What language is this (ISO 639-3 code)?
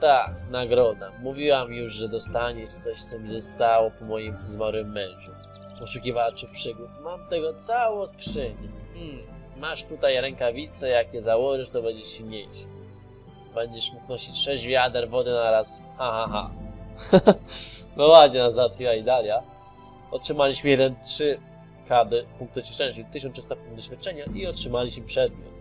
pol